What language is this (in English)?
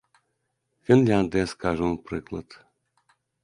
Belarusian